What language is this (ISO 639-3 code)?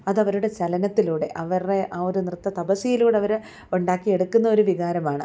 mal